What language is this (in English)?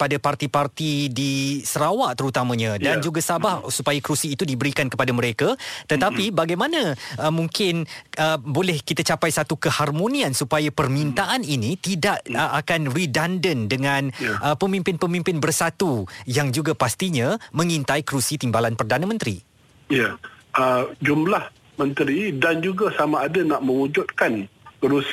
Malay